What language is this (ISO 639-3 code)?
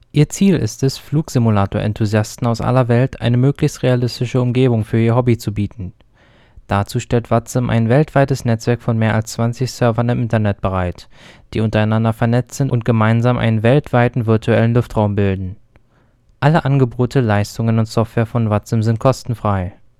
deu